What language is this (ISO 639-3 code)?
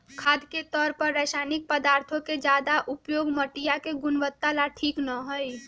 mag